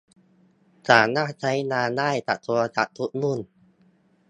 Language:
Thai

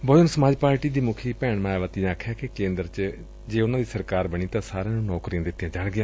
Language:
Punjabi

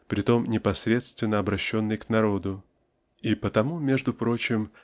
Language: Russian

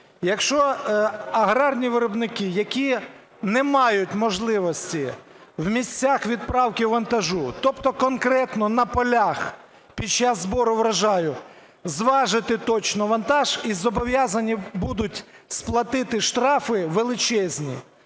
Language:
Ukrainian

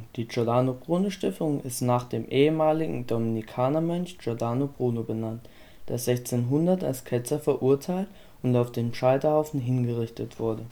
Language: German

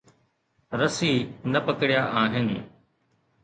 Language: Sindhi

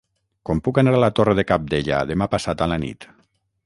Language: Catalan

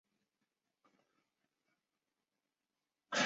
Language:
Chinese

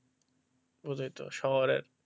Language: Bangla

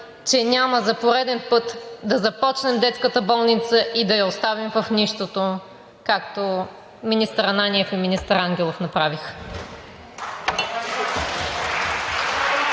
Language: Bulgarian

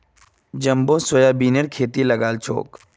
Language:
Magahi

